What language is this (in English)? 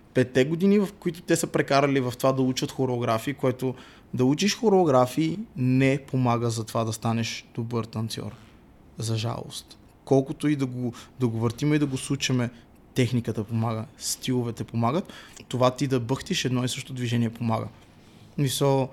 Bulgarian